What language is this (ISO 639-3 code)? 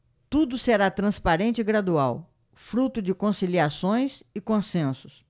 por